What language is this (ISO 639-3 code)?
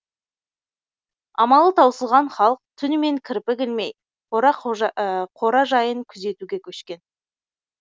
kaz